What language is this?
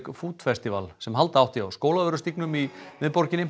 Icelandic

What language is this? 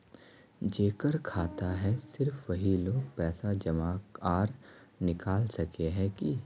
Magahi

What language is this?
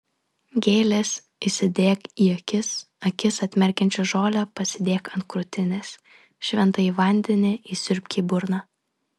Lithuanian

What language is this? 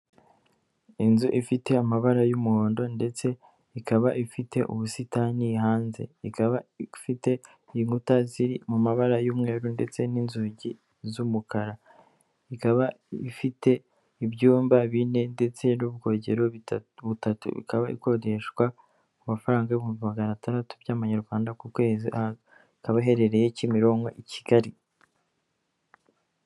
Kinyarwanda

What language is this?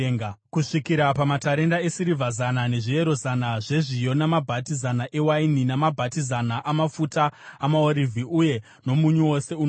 Shona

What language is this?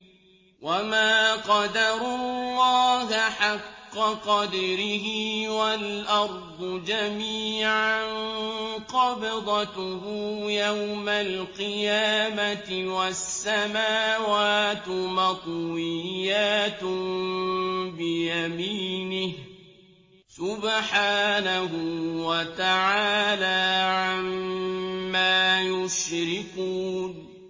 Arabic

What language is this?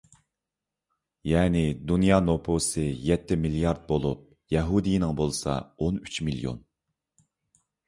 Uyghur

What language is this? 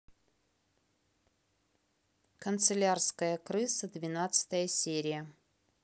Russian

